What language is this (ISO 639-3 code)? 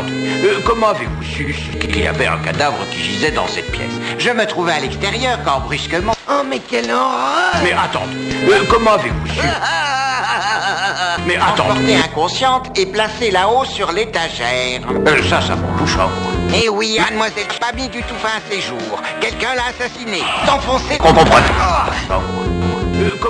fra